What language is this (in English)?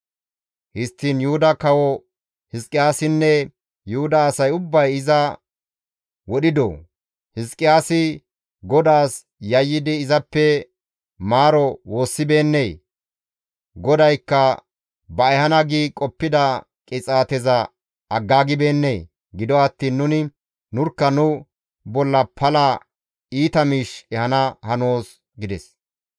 Gamo